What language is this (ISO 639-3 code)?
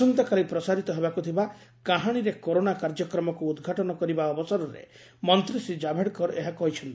ori